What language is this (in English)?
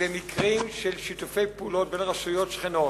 Hebrew